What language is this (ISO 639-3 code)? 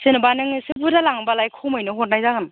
brx